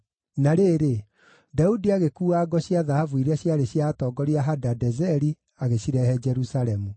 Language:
Kikuyu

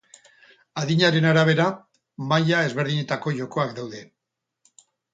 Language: Basque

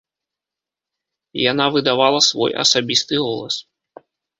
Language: Belarusian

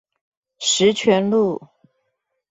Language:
Chinese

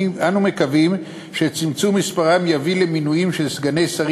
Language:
Hebrew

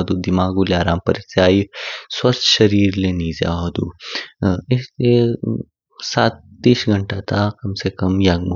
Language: Kinnauri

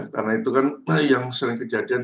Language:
Indonesian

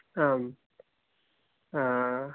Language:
Sanskrit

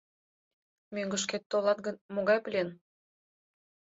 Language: Mari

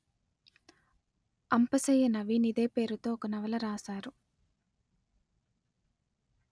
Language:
Telugu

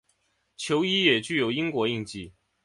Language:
Chinese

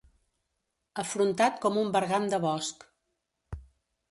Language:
Catalan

